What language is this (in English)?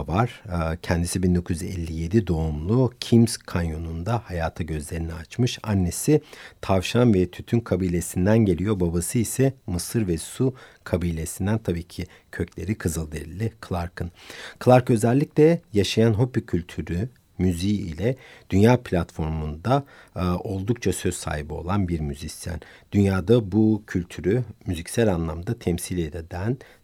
Turkish